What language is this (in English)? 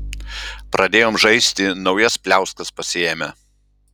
Lithuanian